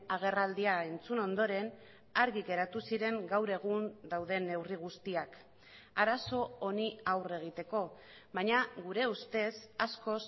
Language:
Basque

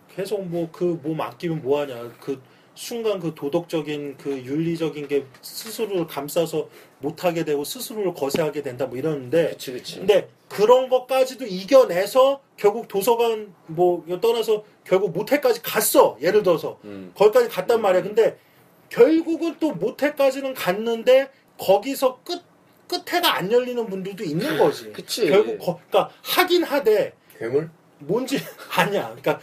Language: Korean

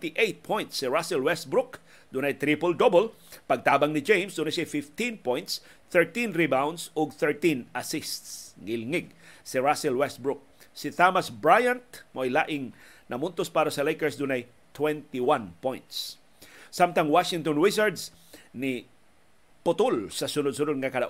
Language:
Filipino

